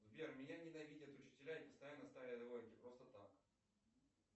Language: Russian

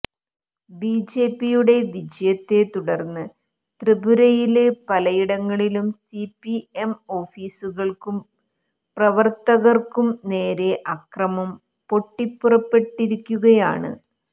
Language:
Malayalam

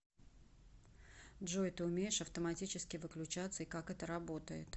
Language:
Russian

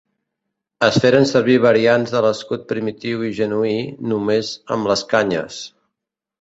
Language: Catalan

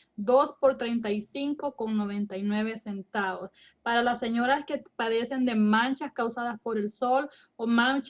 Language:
Spanish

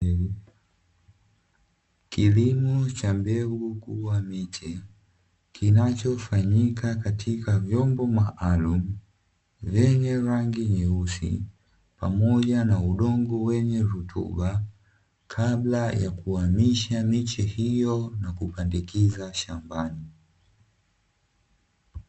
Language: Swahili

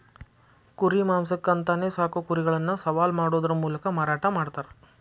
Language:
Kannada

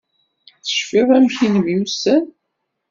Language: Kabyle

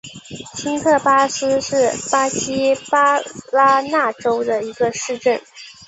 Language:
Chinese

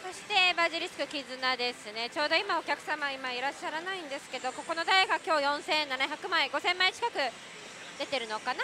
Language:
Japanese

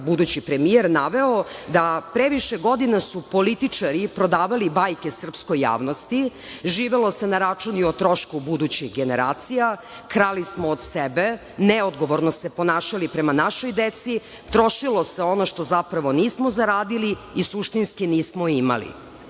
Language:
Serbian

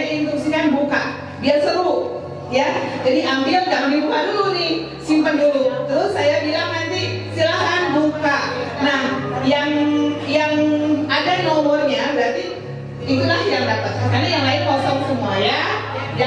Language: Indonesian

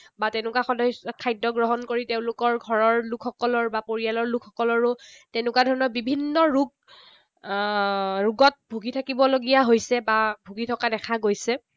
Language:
Assamese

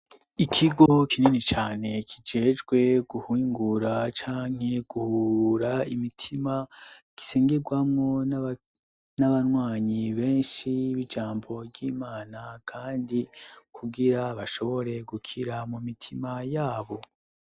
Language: Rundi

